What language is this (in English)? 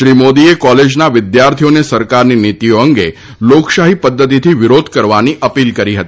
Gujarati